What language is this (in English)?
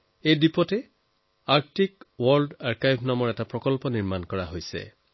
Assamese